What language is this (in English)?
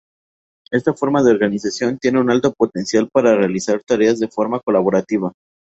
Spanish